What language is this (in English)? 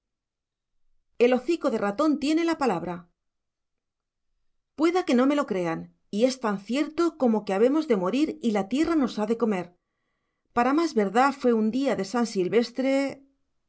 Spanish